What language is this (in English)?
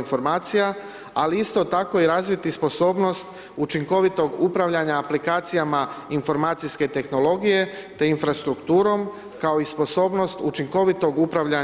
Croatian